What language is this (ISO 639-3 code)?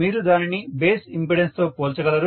tel